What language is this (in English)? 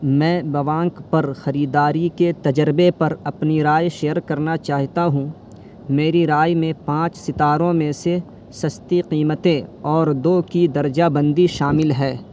Urdu